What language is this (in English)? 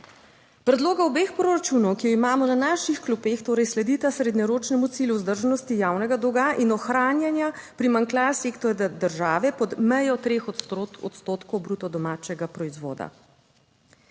Slovenian